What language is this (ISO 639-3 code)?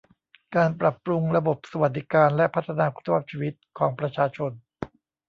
tha